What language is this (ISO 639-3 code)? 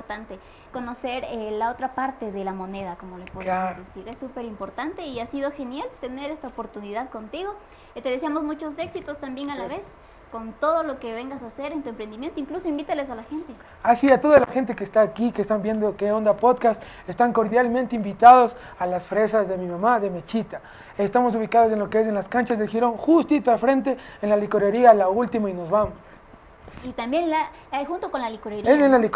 spa